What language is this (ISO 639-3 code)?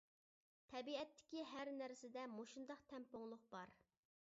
uig